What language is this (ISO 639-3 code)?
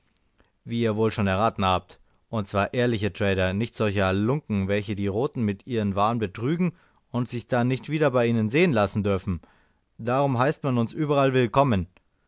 deu